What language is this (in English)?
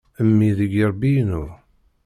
Kabyle